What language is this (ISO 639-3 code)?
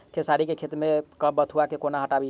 mai